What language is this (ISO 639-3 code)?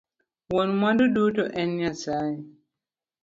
luo